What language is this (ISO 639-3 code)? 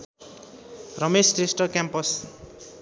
nep